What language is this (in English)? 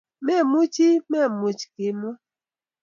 Kalenjin